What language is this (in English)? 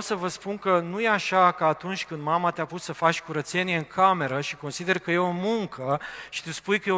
Romanian